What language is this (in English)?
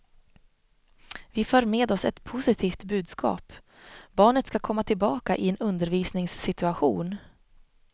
Swedish